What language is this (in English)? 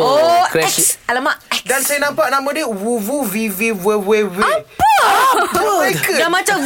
Malay